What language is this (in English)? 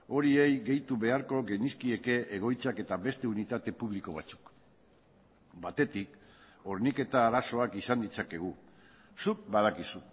Basque